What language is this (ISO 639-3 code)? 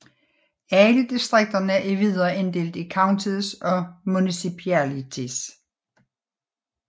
dan